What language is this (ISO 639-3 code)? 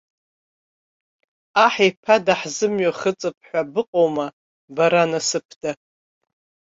abk